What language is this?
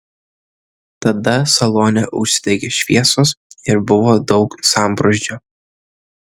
Lithuanian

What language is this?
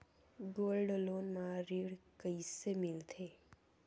Chhattisgarhi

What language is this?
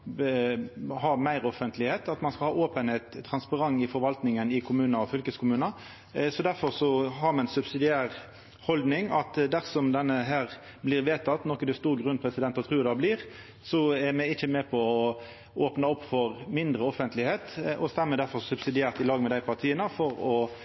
Norwegian Nynorsk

